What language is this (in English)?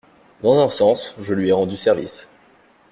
French